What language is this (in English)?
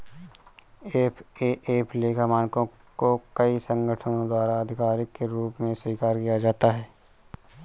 Hindi